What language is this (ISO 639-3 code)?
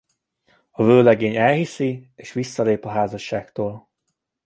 hun